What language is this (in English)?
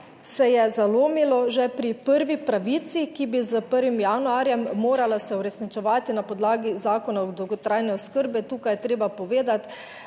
Slovenian